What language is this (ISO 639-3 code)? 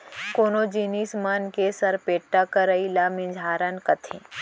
hne